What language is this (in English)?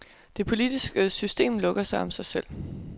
Danish